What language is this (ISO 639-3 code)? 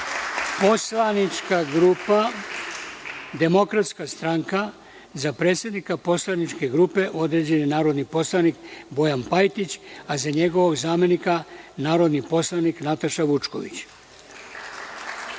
srp